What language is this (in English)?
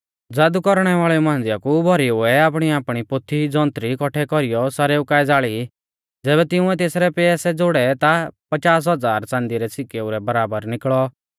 Mahasu Pahari